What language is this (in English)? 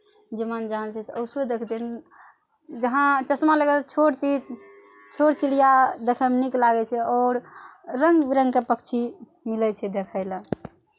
Maithili